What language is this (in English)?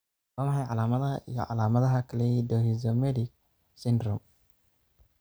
Somali